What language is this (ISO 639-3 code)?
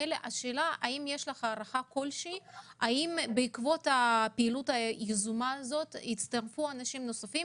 heb